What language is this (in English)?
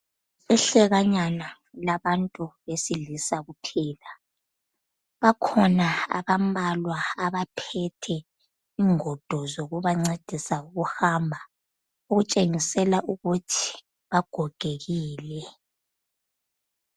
North Ndebele